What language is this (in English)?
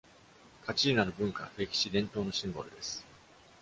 Japanese